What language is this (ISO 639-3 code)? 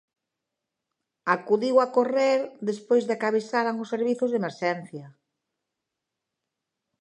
glg